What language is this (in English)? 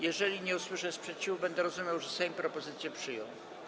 Polish